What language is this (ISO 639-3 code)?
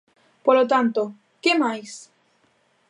glg